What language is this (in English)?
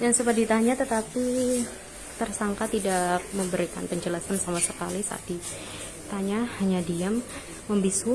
Indonesian